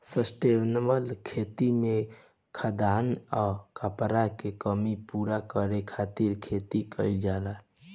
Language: Bhojpuri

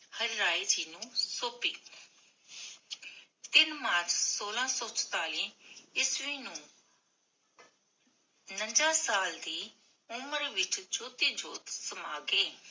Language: Punjabi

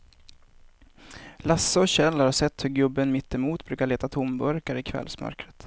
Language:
Swedish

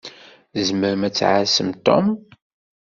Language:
Kabyle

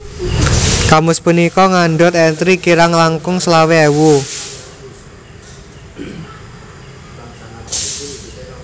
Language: Javanese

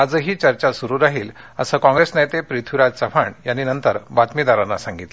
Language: Marathi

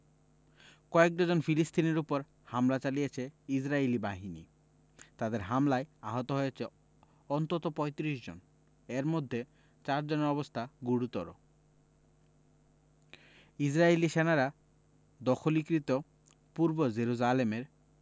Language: Bangla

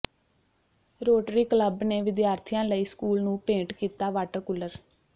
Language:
Punjabi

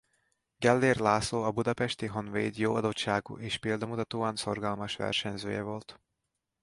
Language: Hungarian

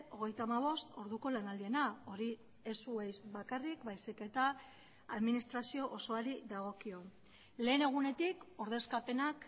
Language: Basque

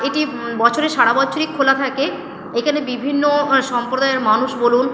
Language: Bangla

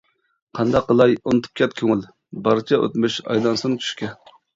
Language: Uyghur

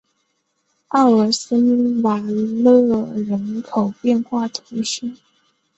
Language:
Chinese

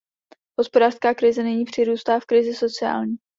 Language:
Czech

